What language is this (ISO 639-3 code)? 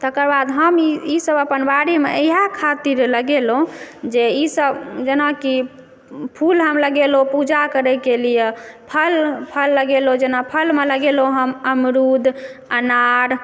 mai